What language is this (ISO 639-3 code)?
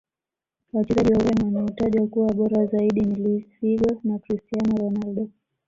swa